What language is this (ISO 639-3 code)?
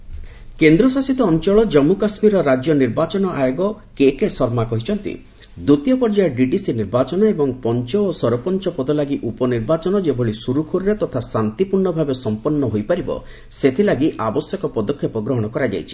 ori